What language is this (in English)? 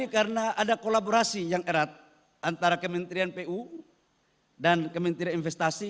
Indonesian